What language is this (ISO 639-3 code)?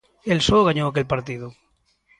glg